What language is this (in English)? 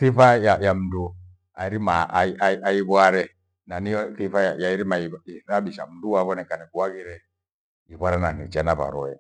Gweno